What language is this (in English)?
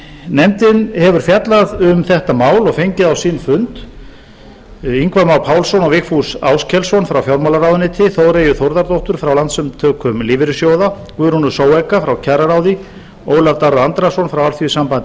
Icelandic